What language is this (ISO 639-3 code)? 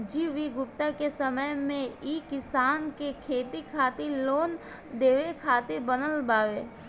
bho